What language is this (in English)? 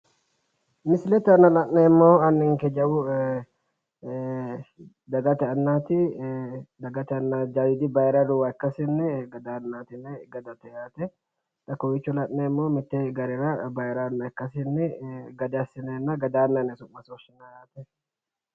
Sidamo